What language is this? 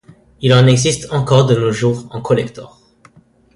French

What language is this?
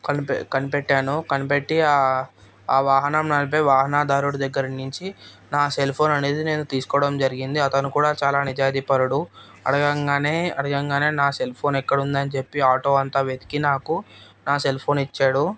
Telugu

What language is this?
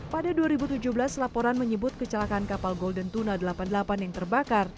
Indonesian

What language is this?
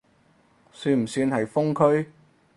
Cantonese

